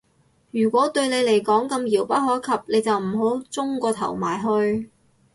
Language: Cantonese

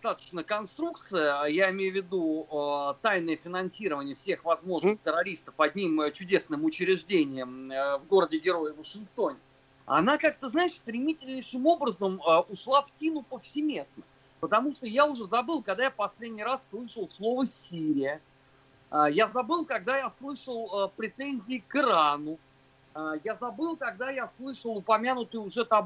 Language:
Russian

